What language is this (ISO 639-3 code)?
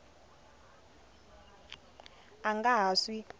tso